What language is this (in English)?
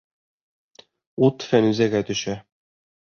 Bashkir